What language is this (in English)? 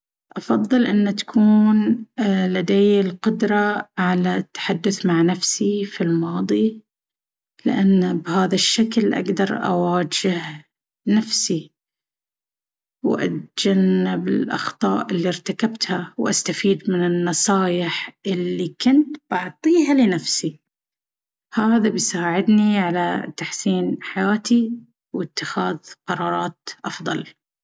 Baharna Arabic